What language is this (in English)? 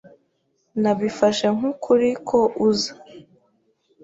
Kinyarwanda